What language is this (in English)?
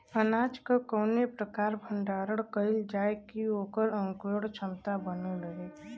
Bhojpuri